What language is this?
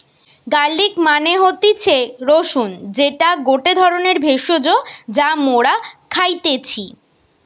Bangla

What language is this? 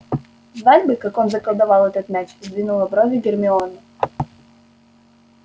Russian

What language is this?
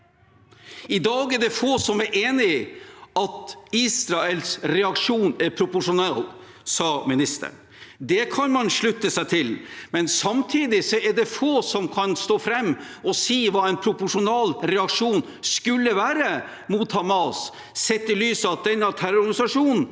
Norwegian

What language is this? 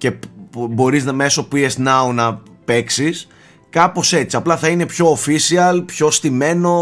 Greek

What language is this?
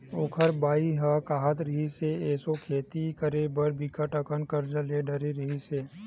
Chhattisgarhi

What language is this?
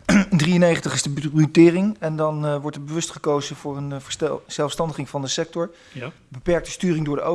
Dutch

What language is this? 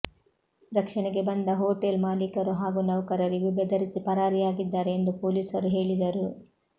Kannada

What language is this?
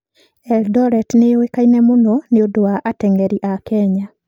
Kikuyu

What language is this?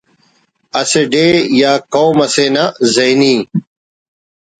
Brahui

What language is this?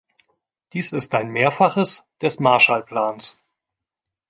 German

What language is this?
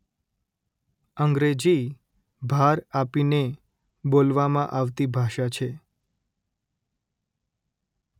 Gujarati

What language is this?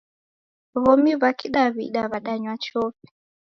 Taita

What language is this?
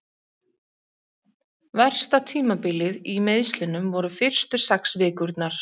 Icelandic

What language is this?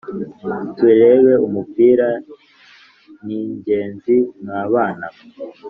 Kinyarwanda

